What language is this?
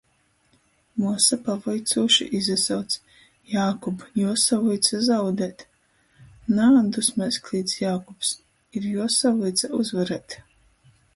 Latgalian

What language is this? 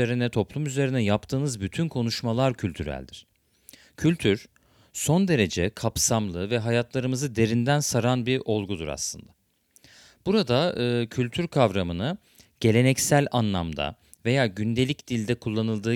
Turkish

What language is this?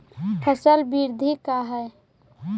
Magahi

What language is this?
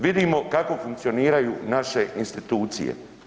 Croatian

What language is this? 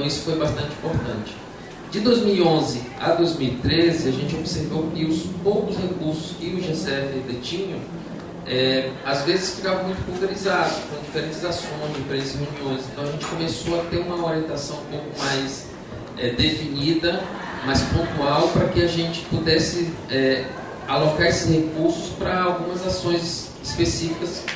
Portuguese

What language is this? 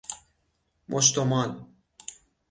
Persian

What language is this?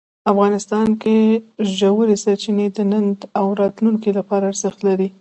Pashto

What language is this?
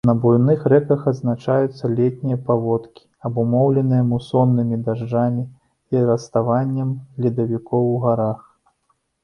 Belarusian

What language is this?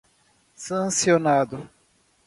Portuguese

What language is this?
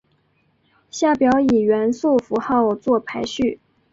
Chinese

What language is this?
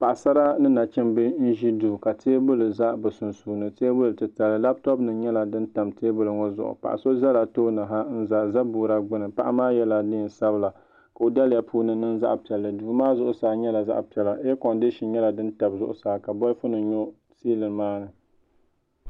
Dagbani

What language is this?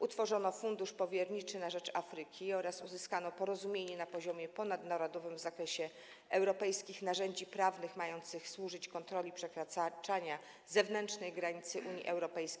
Polish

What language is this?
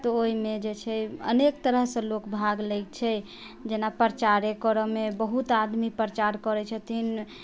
Maithili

